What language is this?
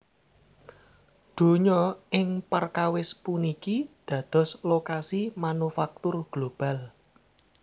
Javanese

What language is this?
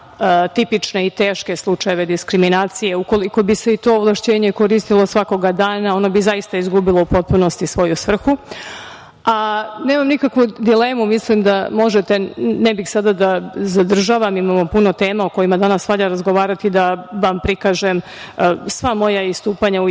Serbian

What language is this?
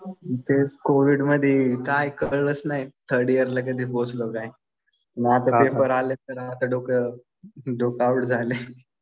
Marathi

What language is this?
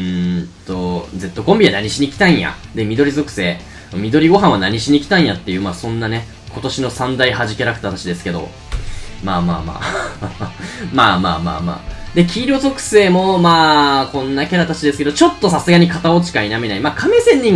Japanese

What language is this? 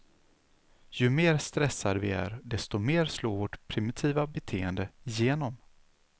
Swedish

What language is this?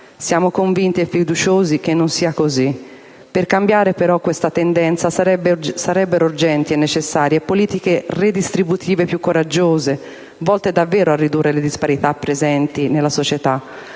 Italian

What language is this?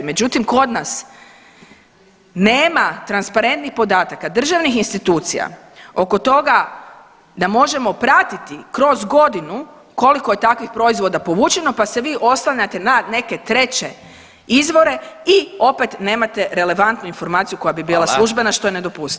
Croatian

